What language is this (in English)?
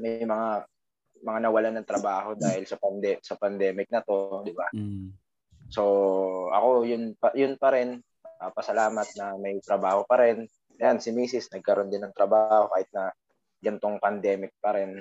Filipino